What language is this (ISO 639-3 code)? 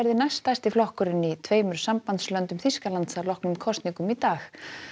isl